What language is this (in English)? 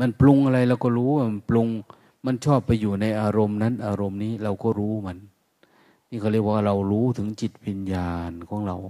Thai